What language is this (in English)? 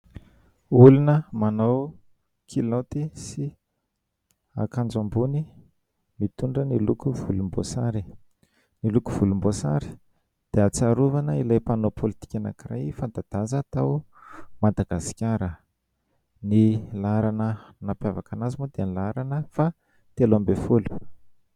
Malagasy